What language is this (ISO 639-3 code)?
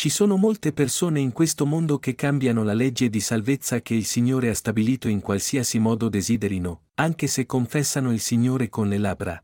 ita